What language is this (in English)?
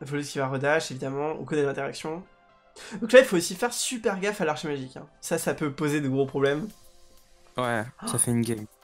French